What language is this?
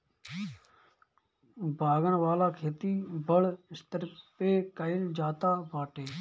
Bhojpuri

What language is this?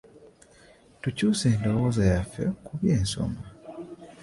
Ganda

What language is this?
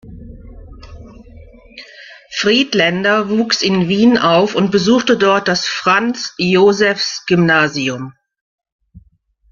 German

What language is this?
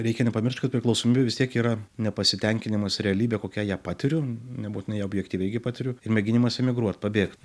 Lithuanian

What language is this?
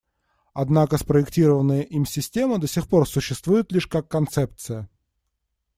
Russian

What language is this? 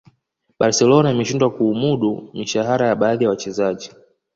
Swahili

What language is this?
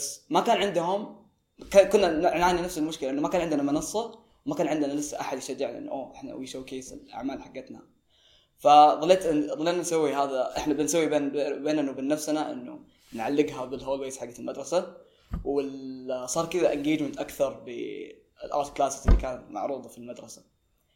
Arabic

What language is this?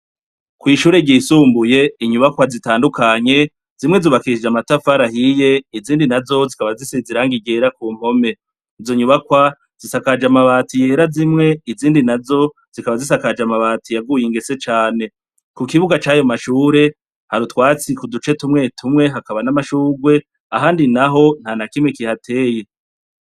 Rundi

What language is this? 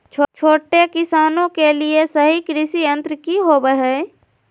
Magahi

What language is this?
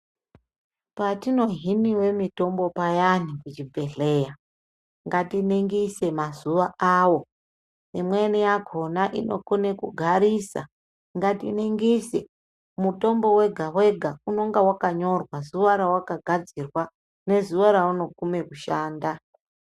Ndau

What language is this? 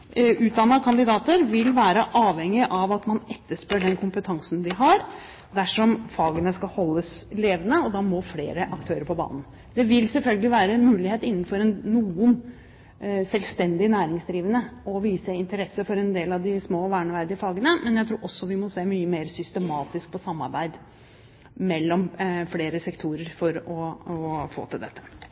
Norwegian Bokmål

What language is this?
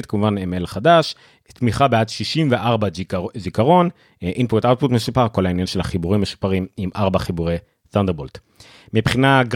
Hebrew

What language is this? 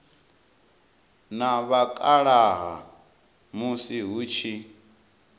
Venda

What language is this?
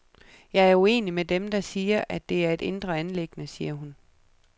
Danish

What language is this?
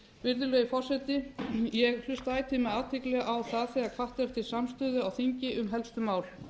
Icelandic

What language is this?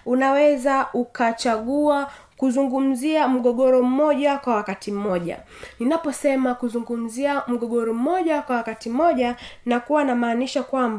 Swahili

